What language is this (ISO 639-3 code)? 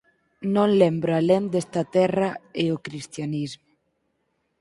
glg